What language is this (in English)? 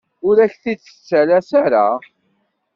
Kabyle